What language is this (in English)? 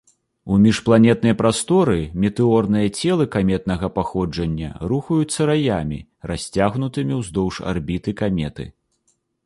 Belarusian